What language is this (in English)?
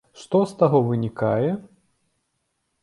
Belarusian